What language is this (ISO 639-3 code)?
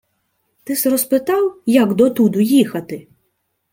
ukr